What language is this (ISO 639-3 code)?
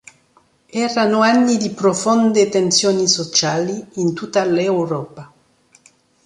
ita